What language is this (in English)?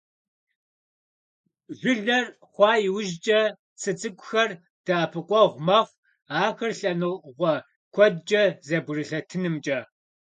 Kabardian